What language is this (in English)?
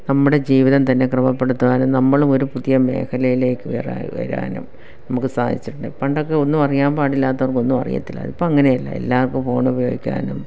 Malayalam